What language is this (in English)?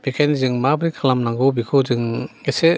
Bodo